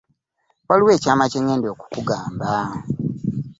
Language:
Ganda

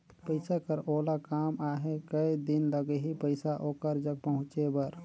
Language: Chhattisgarhi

